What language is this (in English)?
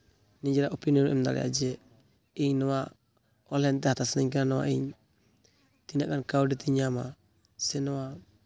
Santali